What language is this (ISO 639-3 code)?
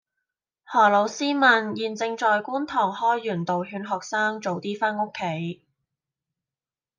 yue